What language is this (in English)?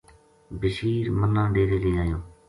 Gujari